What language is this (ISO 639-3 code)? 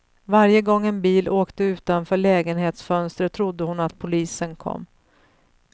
swe